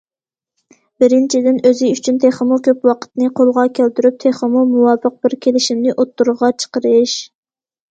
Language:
Uyghur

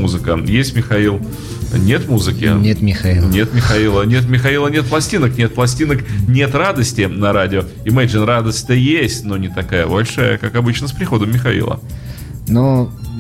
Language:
Russian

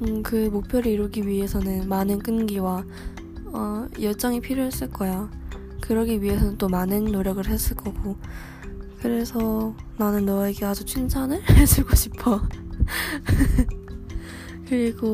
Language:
Korean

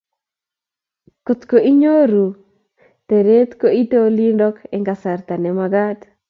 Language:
Kalenjin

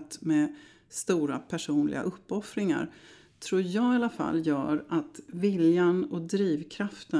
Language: Swedish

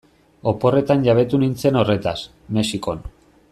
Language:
Basque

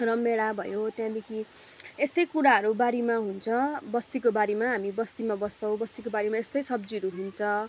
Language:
Nepali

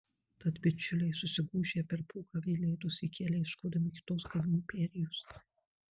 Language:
Lithuanian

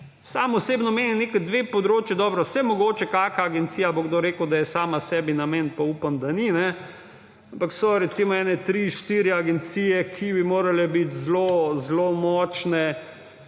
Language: Slovenian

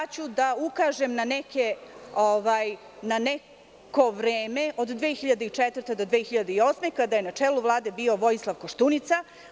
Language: Serbian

